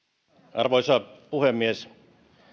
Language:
Finnish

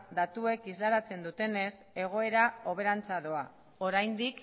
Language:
Basque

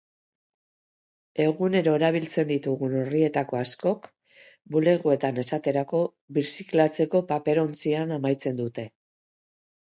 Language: Basque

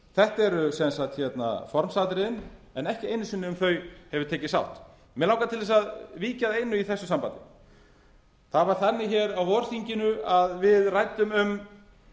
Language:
Icelandic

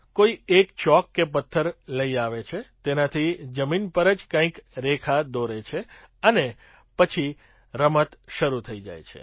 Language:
Gujarati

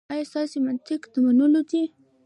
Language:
Pashto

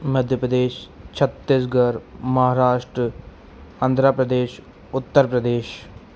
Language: Sindhi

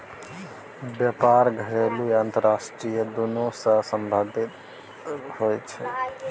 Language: Maithili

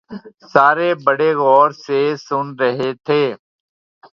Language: Urdu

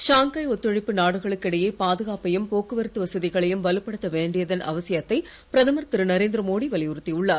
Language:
Tamil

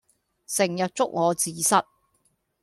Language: Cantonese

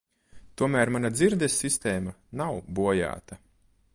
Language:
Latvian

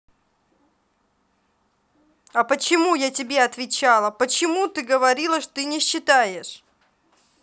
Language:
Russian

